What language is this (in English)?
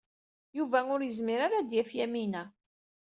Kabyle